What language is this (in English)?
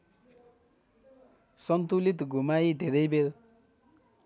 Nepali